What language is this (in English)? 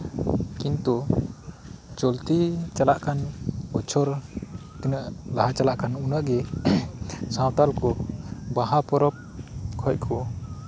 Santali